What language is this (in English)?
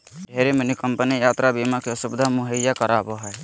Magahi